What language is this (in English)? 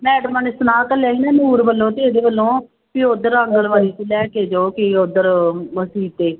Punjabi